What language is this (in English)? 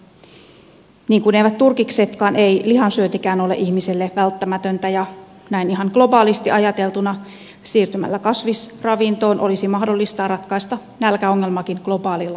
Finnish